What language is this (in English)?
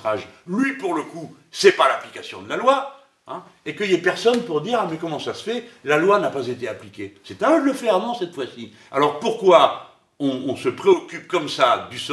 French